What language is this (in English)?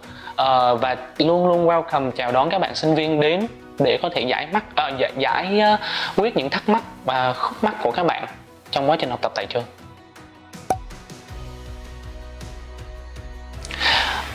Vietnamese